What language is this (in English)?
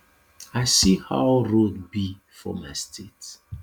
Nigerian Pidgin